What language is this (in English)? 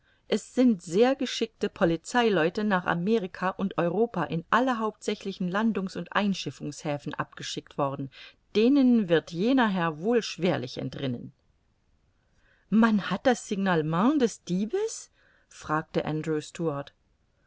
German